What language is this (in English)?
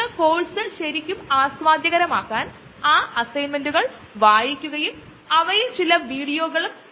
Malayalam